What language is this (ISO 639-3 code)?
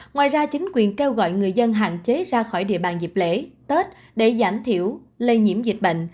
vie